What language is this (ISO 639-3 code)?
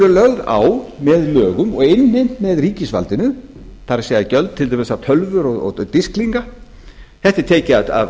isl